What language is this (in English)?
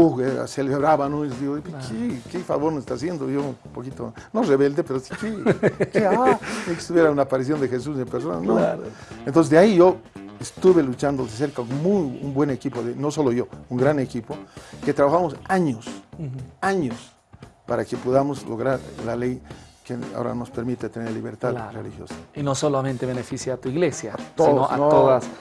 Spanish